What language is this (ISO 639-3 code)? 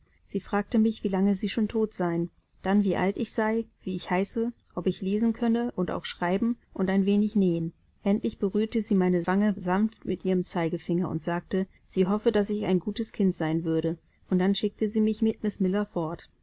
deu